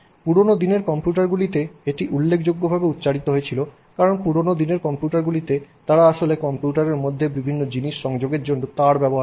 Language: Bangla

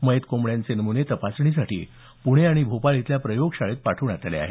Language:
Marathi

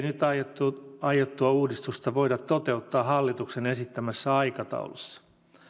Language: Finnish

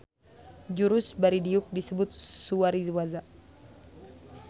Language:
Sundanese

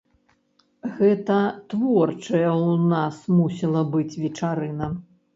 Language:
Belarusian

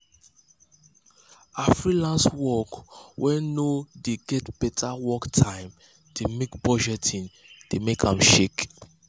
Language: Nigerian Pidgin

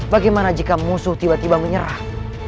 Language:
Indonesian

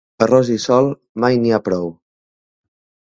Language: Catalan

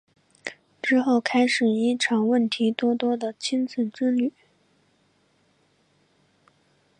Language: Chinese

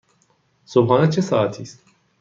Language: Persian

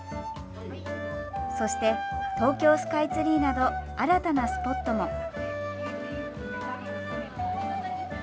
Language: Japanese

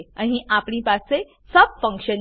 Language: Gujarati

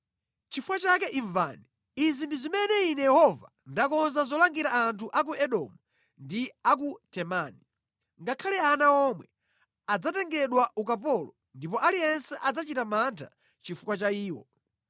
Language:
Nyanja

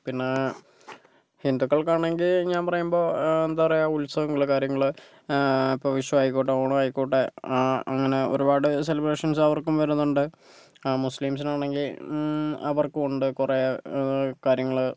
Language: Malayalam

